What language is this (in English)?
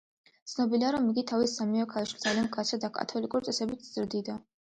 Georgian